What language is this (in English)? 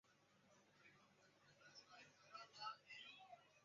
Chinese